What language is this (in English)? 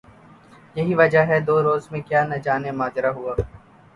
Urdu